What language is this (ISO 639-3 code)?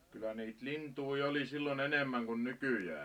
fin